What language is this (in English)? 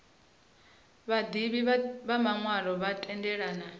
Venda